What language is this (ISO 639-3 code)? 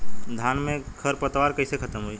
bho